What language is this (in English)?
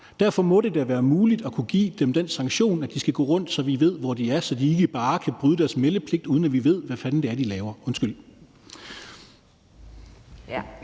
Danish